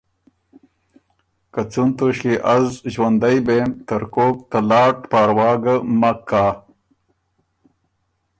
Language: Ormuri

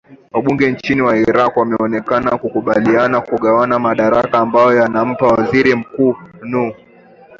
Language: Swahili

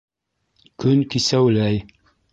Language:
Bashkir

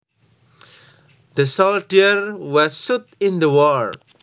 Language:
Javanese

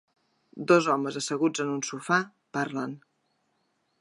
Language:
Catalan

